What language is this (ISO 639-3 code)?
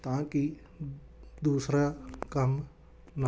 pan